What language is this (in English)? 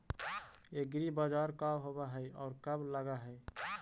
Magahi